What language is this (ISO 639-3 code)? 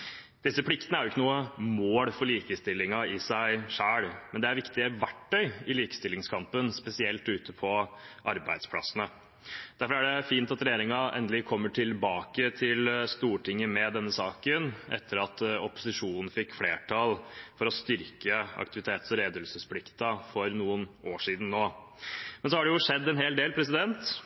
nob